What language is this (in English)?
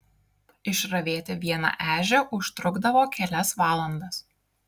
Lithuanian